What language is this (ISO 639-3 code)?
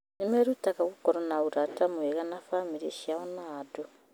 kik